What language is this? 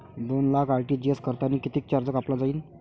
Marathi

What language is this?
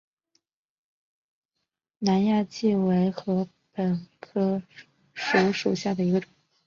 Chinese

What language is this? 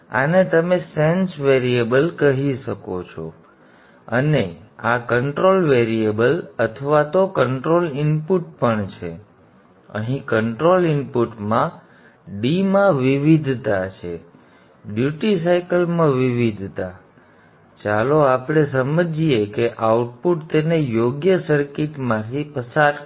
Gujarati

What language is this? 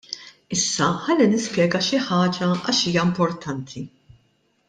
Maltese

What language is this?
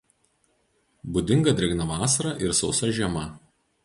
Lithuanian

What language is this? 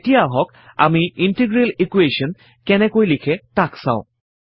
Assamese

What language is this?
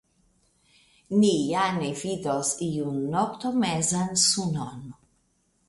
Esperanto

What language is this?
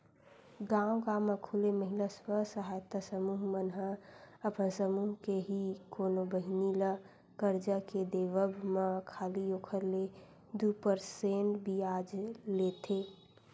Chhattisgarhi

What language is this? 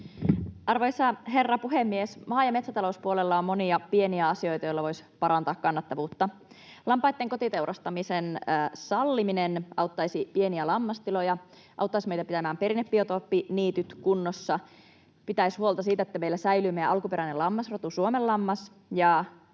Finnish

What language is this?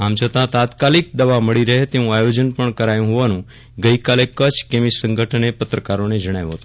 Gujarati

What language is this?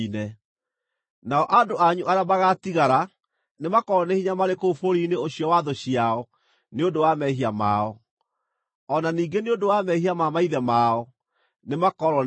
Kikuyu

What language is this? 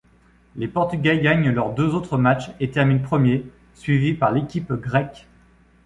French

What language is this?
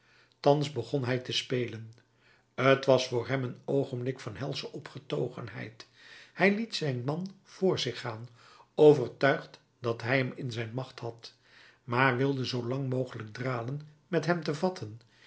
Dutch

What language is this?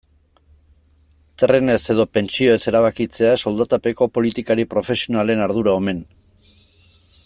Basque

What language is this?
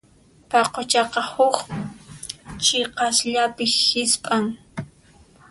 Puno Quechua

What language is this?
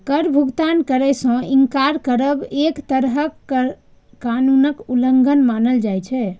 Maithili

